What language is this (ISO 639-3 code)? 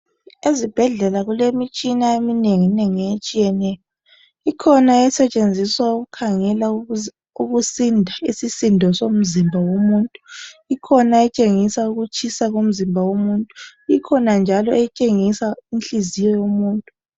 nde